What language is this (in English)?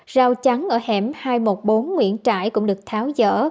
Vietnamese